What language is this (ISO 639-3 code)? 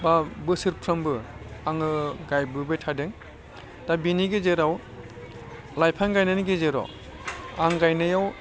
brx